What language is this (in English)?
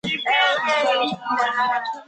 Chinese